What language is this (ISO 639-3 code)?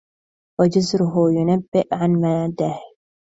ara